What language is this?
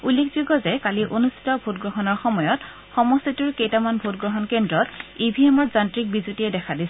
Assamese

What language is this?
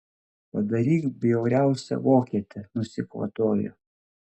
Lithuanian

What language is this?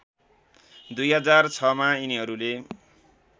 Nepali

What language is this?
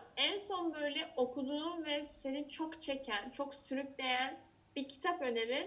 Turkish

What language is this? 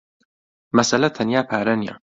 Central Kurdish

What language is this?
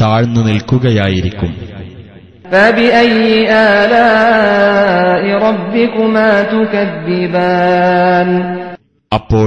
Malayalam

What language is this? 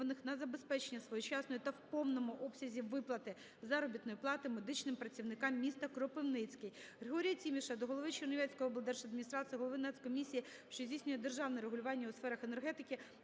Ukrainian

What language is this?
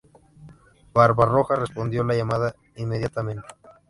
Spanish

